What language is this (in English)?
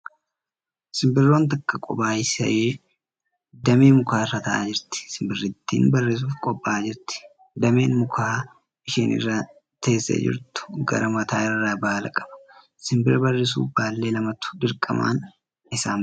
Oromo